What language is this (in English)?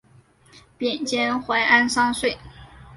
Chinese